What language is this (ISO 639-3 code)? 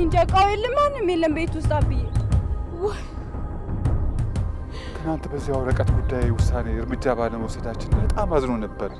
amh